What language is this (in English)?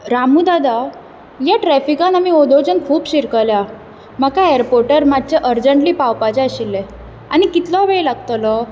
Konkani